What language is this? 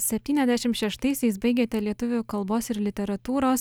Lithuanian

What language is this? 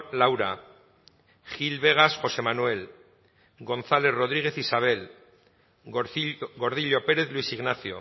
Basque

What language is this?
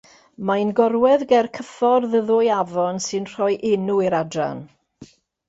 Welsh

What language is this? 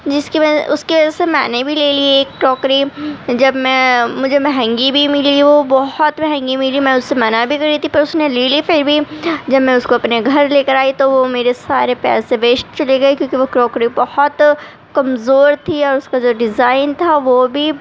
Urdu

